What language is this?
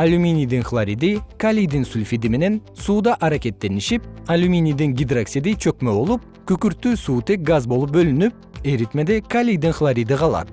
Kyrgyz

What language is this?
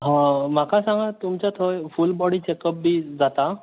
Konkani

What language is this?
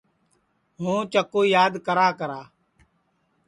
Sansi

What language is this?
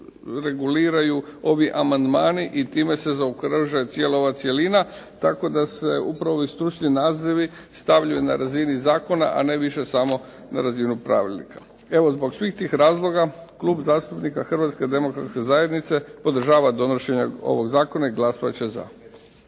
Croatian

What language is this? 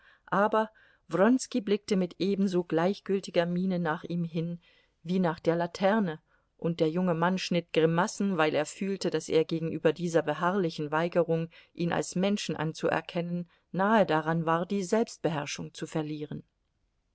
German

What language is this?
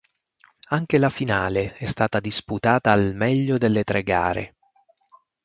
Italian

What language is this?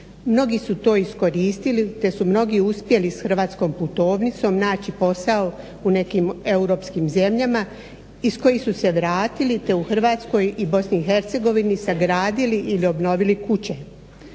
Croatian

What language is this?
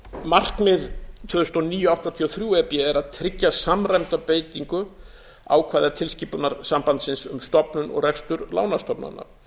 Icelandic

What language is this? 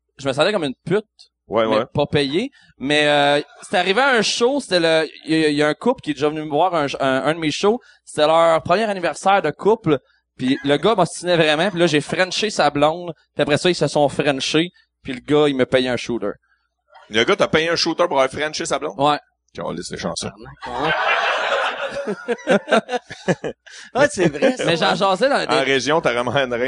French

